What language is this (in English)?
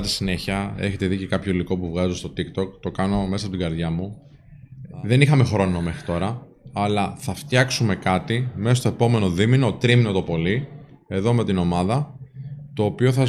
Greek